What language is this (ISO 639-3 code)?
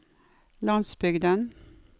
nor